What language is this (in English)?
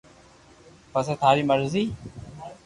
Loarki